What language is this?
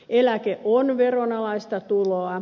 Finnish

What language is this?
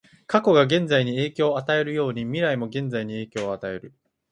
Japanese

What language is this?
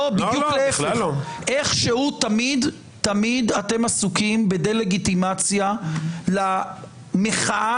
Hebrew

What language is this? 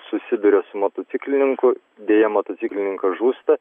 Lithuanian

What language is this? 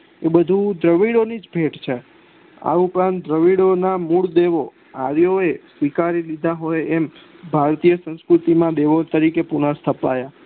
Gujarati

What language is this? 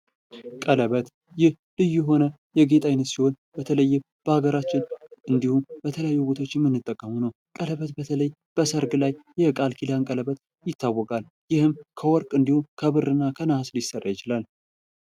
Amharic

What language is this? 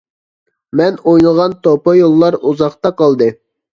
Uyghur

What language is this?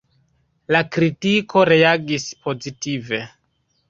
Esperanto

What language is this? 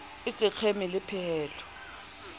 Southern Sotho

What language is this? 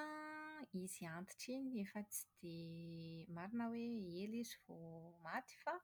Malagasy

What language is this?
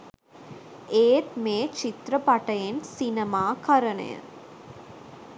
Sinhala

